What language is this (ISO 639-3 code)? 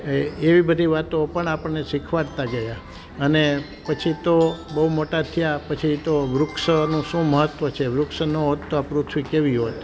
guj